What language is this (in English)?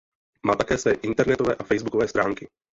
Czech